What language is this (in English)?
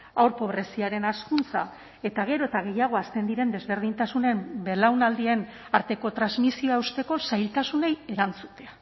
Basque